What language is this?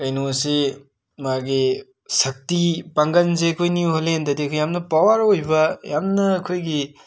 Manipuri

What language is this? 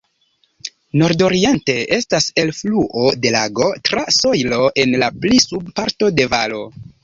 Esperanto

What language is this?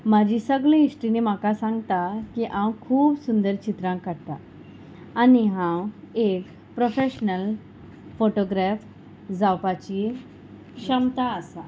Konkani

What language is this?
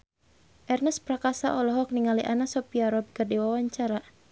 Sundanese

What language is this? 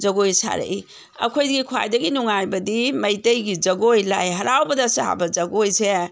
Manipuri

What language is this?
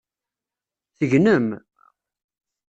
Kabyle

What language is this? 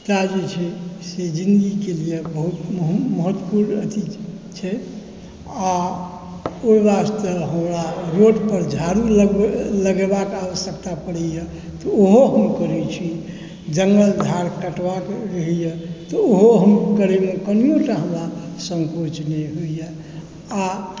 Maithili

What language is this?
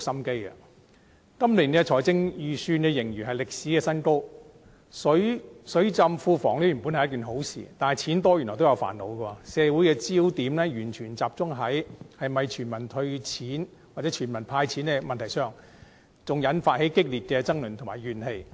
Cantonese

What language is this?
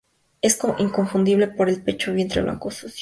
Spanish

